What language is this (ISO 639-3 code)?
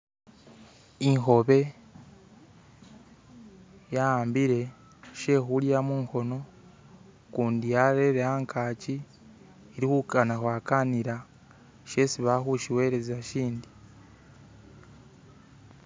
myx